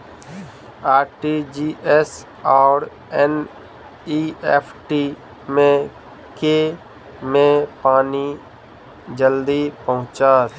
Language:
Maithili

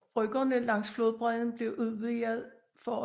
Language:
Danish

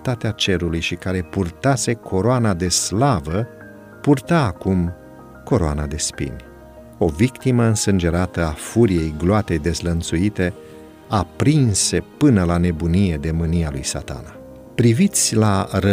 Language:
Romanian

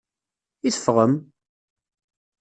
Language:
Kabyle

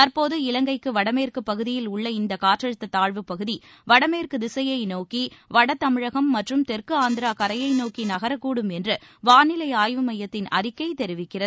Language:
Tamil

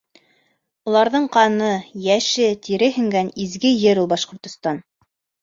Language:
Bashkir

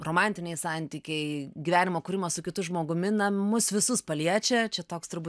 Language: Lithuanian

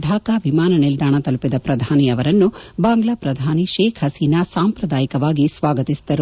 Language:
Kannada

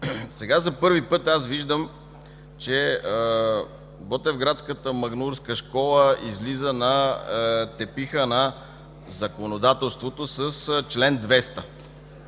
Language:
Bulgarian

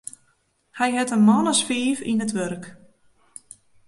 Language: Western Frisian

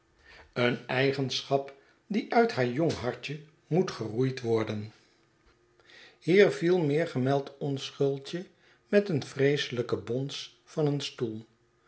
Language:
Dutch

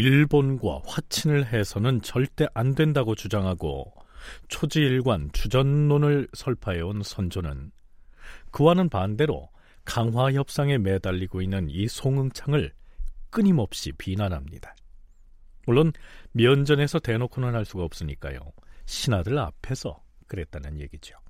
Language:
Korean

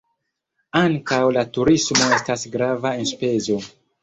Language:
Esperanto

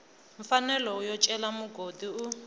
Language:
Tsonga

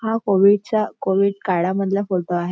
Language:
Marathi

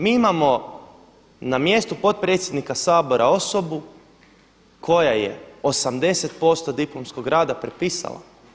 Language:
Croatian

